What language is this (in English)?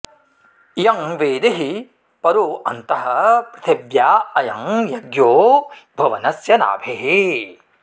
Sanskrit